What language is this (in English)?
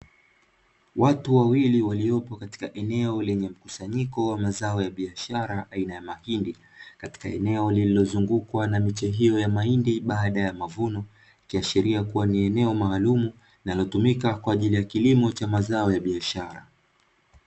Swahili